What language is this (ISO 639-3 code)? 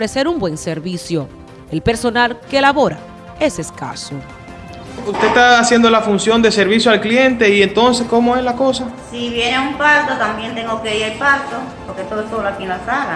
spa